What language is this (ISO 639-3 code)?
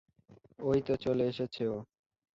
ben